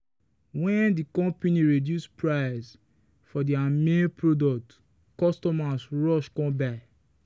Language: Nigerian Pidgin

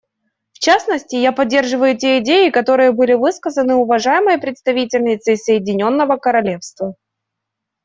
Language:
Russian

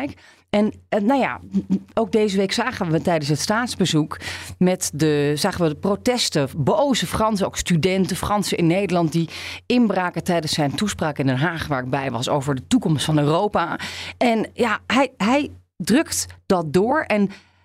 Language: Dutch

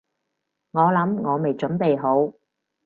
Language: Cantonese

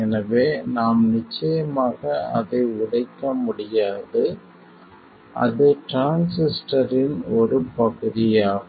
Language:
Tamil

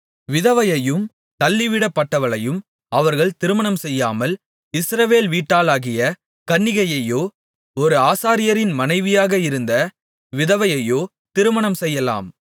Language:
Tamil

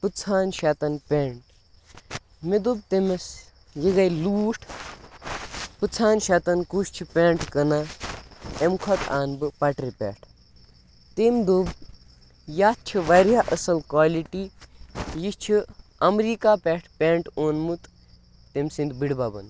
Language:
Kashmiri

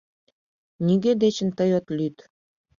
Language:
Mari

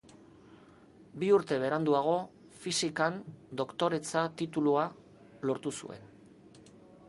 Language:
Basque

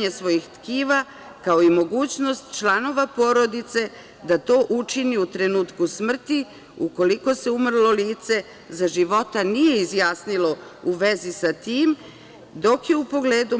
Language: Serbian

